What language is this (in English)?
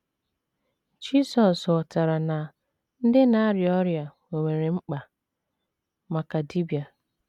Igbo